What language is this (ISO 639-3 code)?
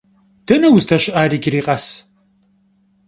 kbd